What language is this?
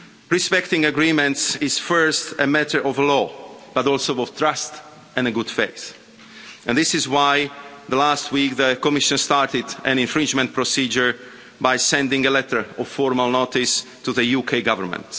English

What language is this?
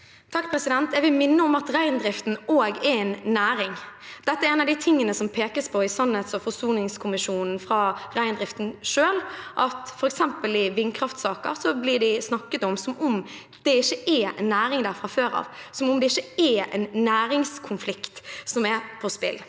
Norwegian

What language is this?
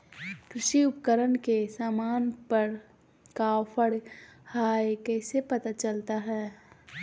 Magahi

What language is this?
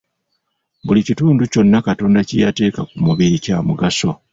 Ganda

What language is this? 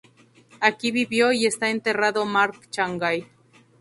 Spanish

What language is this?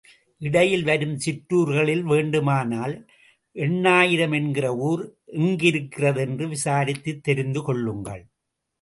Tamil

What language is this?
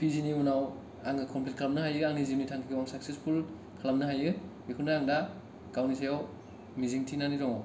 Bodo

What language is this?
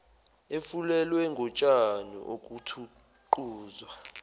Zulu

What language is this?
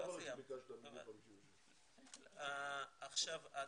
Hebrew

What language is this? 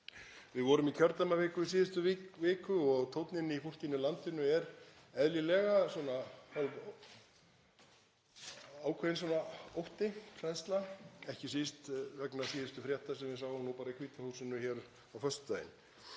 Icelandic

